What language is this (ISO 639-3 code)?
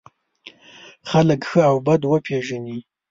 pus